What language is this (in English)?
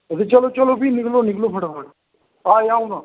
Dogri